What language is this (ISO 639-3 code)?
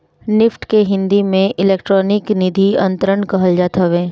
bho